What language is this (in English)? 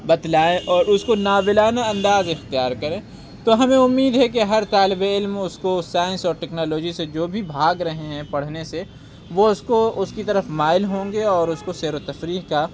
Urdu